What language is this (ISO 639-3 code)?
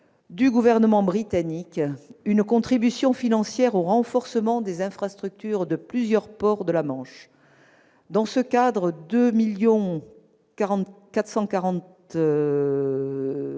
fra